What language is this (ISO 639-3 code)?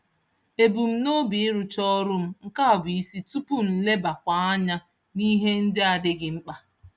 ibo